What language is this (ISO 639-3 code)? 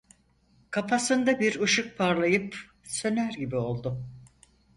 tur